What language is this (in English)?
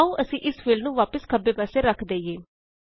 Punjabi